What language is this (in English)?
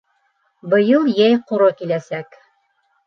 Bashkir